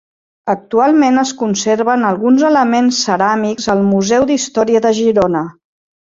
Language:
Catalan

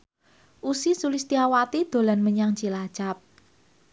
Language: Javanese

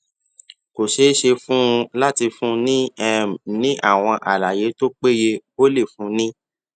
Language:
Yoruba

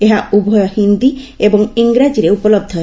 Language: Odia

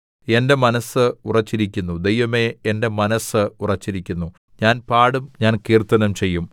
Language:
Malayalam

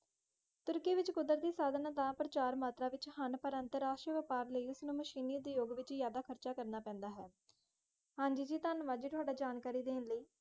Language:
Punjabi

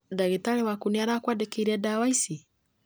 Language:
Kikuyu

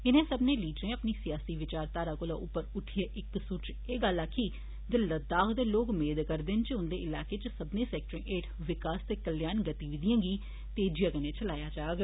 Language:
Dogri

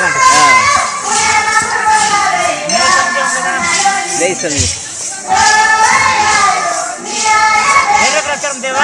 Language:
Arabic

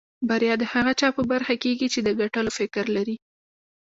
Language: Pashto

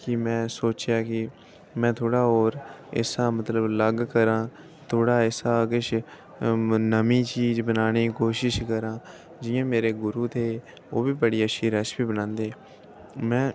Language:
Dogri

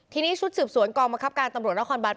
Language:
Thai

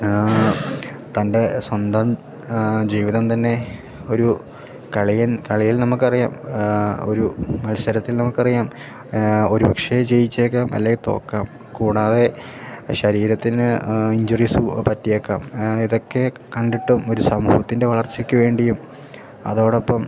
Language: Malayalam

